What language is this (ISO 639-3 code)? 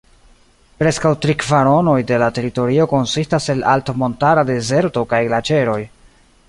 epo